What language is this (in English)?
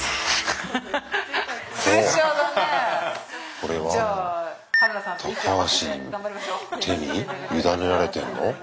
Japanese